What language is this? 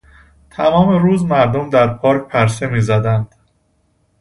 Persian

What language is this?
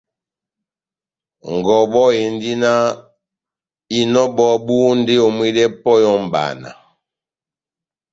Batanga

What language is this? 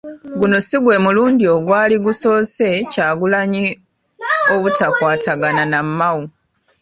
Ganda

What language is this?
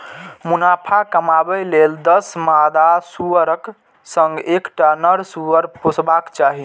Maithili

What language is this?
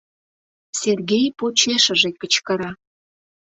Mari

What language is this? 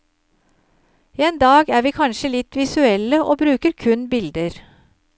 Norwegian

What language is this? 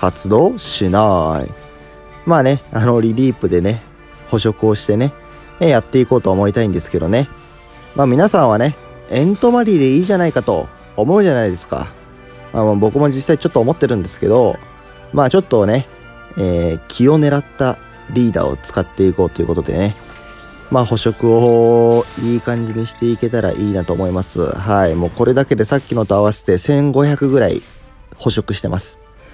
Japanese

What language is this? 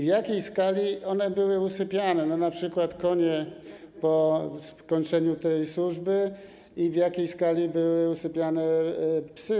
Polish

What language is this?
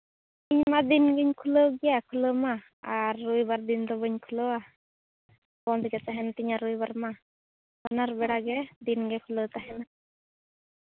Santali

